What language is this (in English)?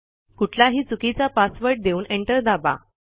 Marathi